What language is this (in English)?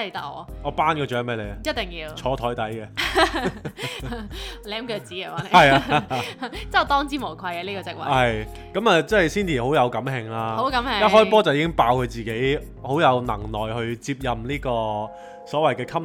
Chinese